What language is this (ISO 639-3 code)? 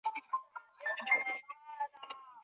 zho